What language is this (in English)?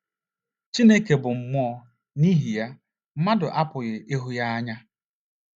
Igbo